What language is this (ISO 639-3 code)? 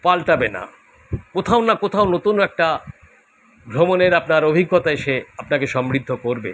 ben